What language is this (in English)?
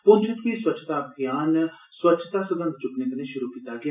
Dogri